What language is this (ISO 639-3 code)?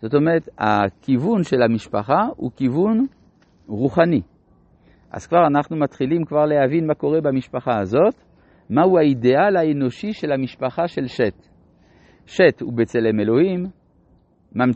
heb